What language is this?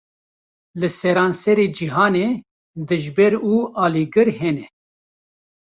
Kurdish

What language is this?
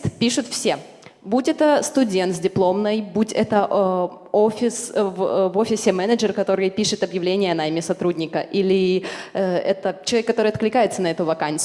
Russian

